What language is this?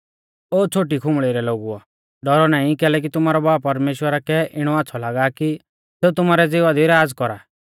Mahasu Pahari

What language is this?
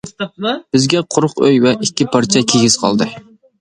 Uyghur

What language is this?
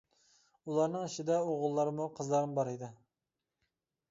Uyghur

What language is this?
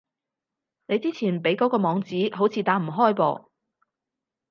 Cantonese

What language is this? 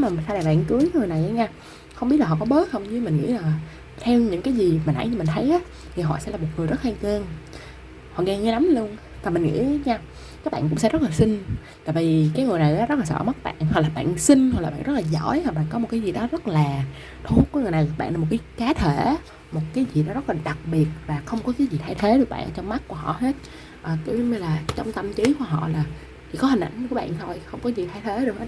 Vietnamese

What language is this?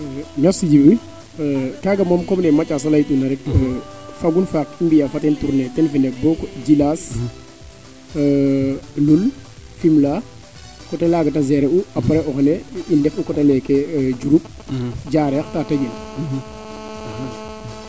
Serer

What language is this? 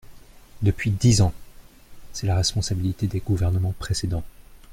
French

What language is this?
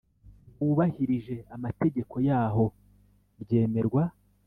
Kinyarwanda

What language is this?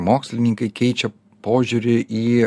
Lithuanian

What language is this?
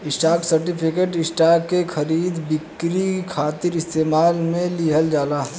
Bhojpuri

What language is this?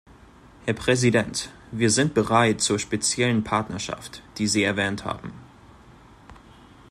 German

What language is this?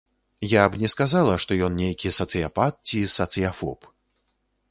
Belarusian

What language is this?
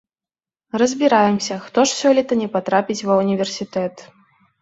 Belarusian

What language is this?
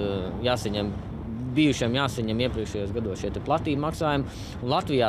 Latvian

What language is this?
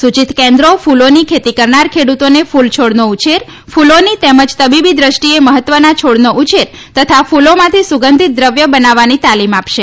Gujarati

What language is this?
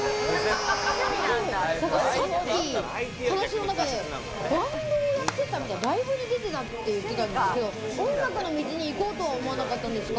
Japanese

